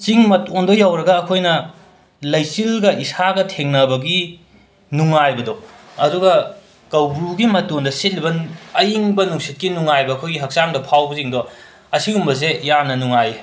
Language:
Manipuri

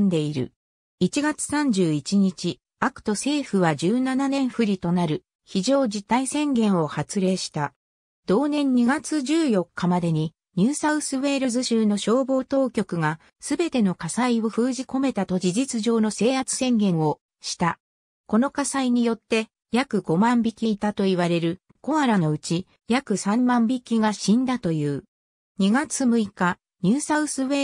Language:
Japanese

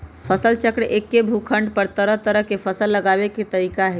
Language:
Magahi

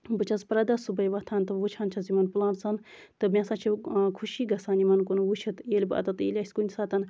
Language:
Kashmiri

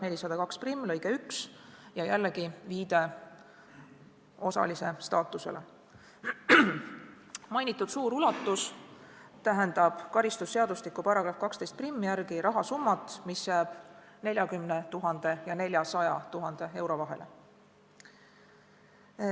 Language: Estonian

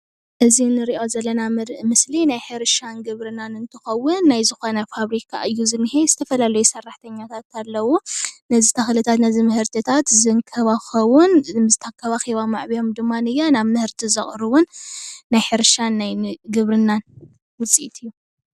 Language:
Tigrinya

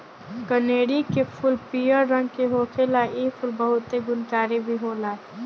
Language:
Bhojpuri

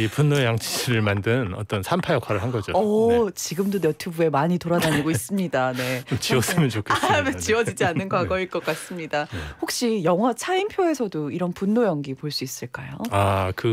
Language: Korean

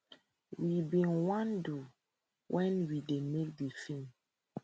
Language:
Nigerian Pidgin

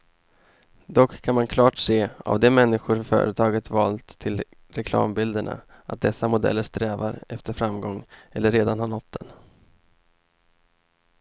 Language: Swedish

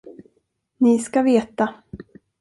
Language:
Swedish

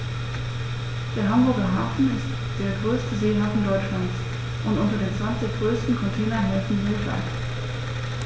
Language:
German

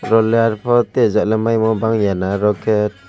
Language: Kok Borok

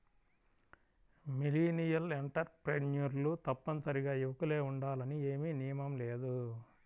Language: Telugu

